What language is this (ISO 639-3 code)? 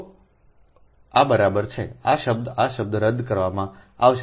guj